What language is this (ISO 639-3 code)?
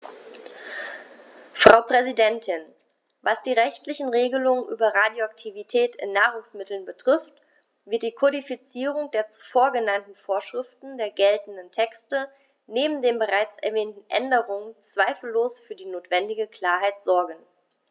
deu